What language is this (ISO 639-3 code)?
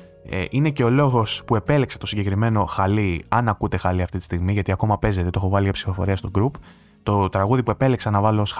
ell